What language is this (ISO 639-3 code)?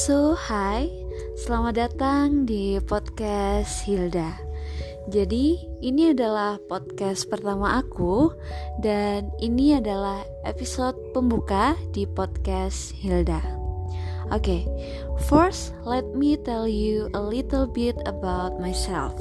ind